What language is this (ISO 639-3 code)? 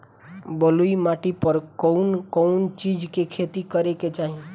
bho